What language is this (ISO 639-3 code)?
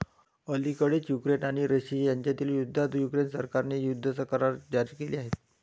mar